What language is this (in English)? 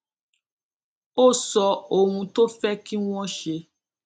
Yoruba